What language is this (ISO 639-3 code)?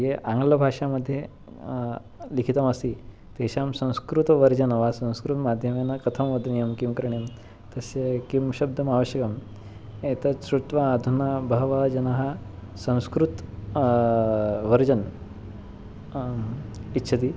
san